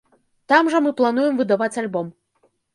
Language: Belarusian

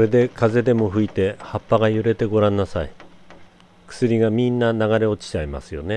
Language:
Japanese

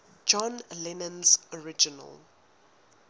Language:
English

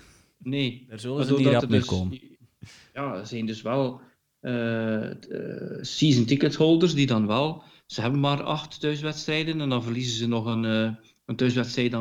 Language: Dutch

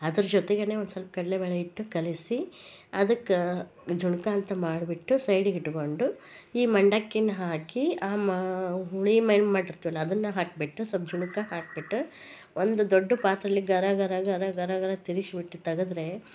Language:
Kannada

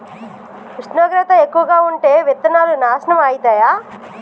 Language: Telugu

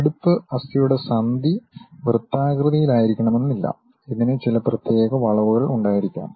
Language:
Malayalam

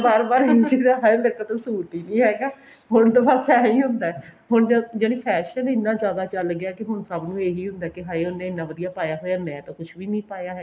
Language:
Punjabi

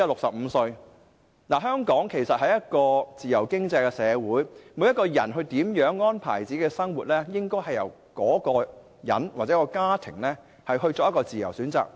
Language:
Cantonese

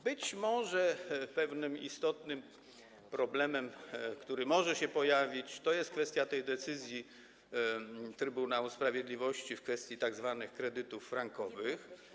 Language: Polish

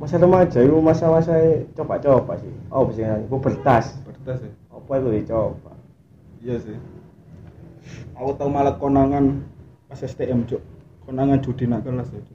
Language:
Indonesian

